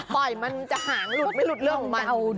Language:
Thai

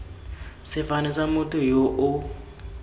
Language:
Tswana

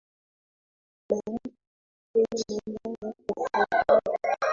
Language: Swahili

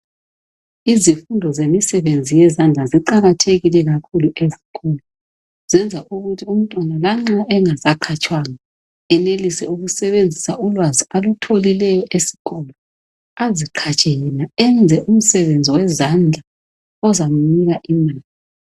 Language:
North Ndebele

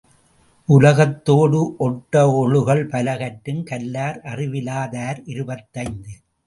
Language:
Tamil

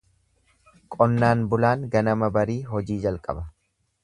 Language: Oromo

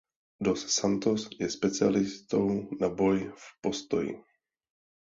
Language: Czech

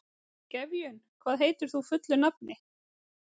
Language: Icelandic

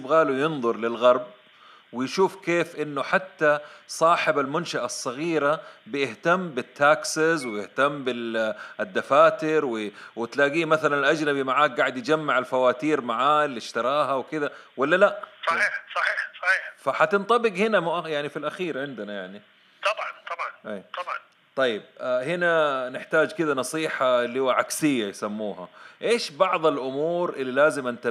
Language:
Arabic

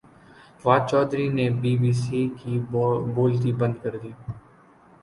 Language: Urdu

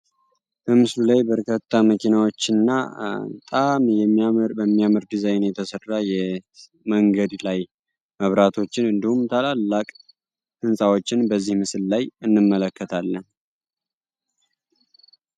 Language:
Amharic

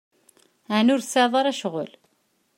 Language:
Kabyle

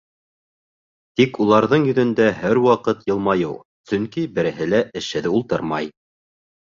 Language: Bashkir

